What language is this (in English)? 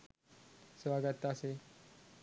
Sinhala